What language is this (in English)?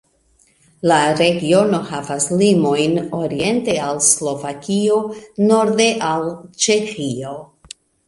Esperanto